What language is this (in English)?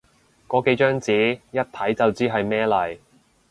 Cantonese